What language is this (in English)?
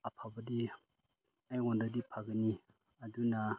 Manipuri